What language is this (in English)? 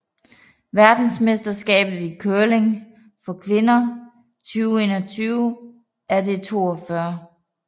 Danish